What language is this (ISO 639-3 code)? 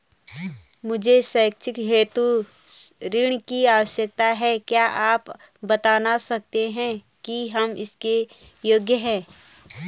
hin